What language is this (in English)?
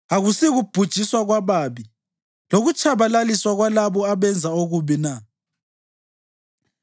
North Ndebele